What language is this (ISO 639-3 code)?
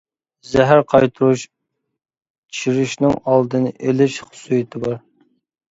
uig